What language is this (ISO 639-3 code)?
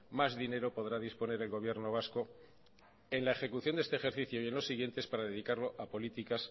spa